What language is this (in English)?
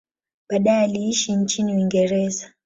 Swahili